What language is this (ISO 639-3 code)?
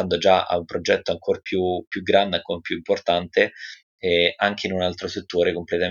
ita